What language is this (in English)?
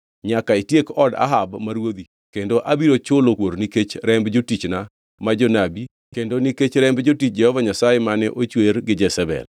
Luo (Kenya and Tanzania)